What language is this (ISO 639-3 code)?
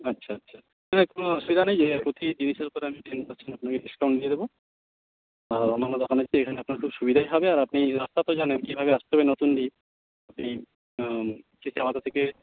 ben